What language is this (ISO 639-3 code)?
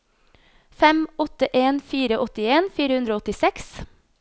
nor